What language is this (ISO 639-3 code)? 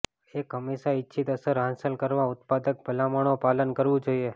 guj